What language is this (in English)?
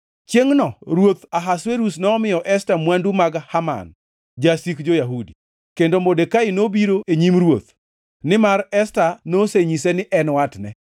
Luo (Kenya and Tanzania)